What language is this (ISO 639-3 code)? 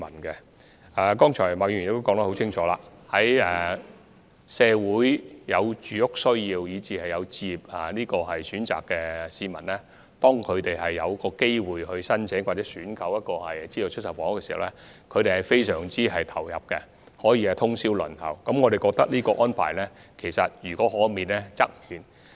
yue